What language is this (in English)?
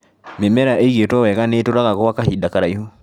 Kikuyu